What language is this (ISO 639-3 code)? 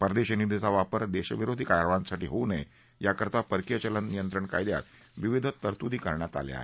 mar